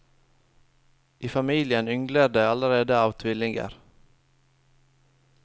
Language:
Norwegian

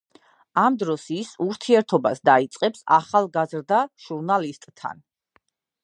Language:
Georgian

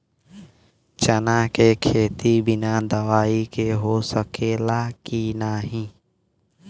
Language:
Bhojpuri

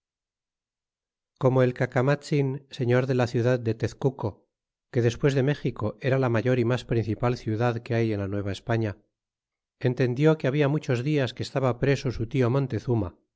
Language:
Spanish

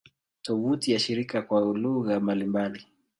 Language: Swahili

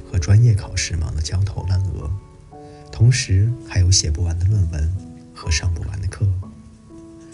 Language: Chinese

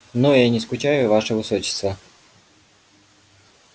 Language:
Russian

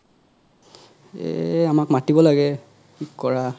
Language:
Assamese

